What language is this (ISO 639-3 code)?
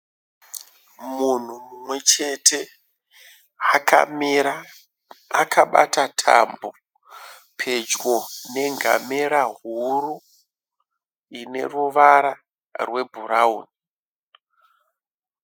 sna